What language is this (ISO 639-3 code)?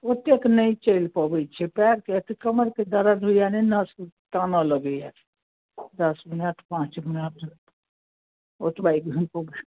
mai